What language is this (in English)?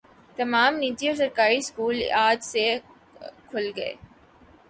Urdu